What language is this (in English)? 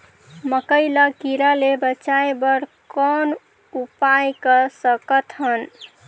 Chhattisgarhi